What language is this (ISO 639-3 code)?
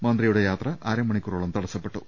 mal